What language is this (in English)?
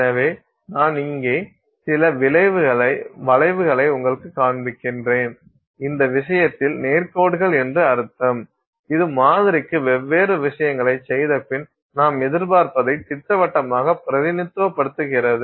Tamil